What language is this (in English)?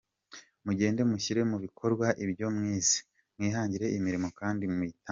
Kinyarwanda